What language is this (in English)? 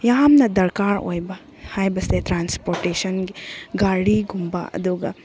Manipuri